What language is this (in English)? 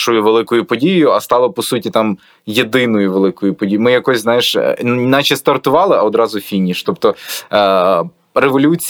Ukrainian